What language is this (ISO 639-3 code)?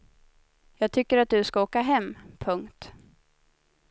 swe